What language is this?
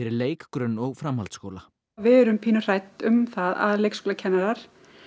Icelandic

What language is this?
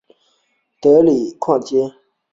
Chinese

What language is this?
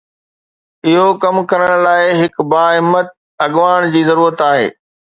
Sindhi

